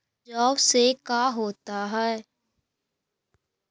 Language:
Magahi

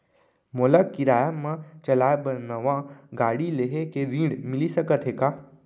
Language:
Chhattisgarhi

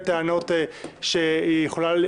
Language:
Hebrew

